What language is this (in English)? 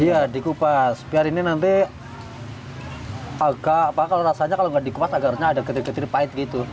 Indonesian